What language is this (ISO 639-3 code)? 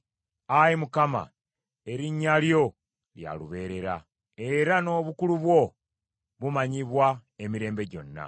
lug